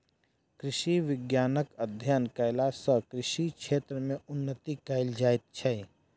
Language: Maithili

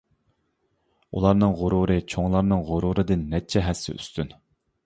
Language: Uyghur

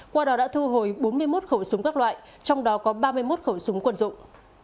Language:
Vietnamese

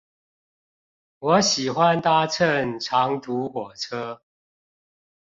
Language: Chinese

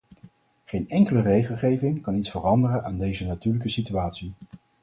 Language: Dutch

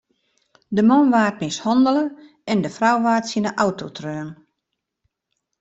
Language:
Western Frisian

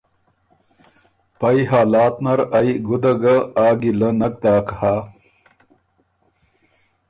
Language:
Ormuri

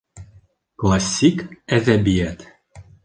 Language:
Bashkir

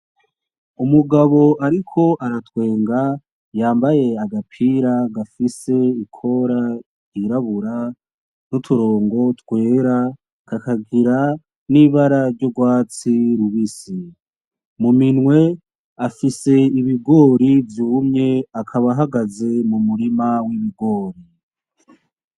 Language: Rundi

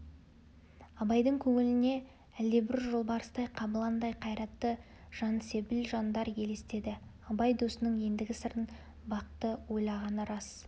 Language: Kazakh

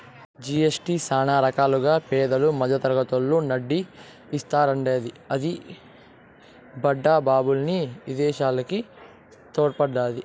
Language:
Telugu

